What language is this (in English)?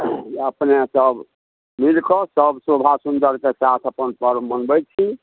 Maithili